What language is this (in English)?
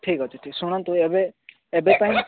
Odia